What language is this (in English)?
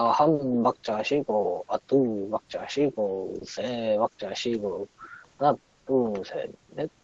Korean